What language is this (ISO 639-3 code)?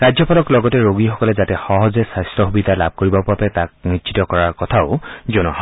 asm